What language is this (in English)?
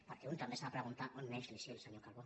Catalan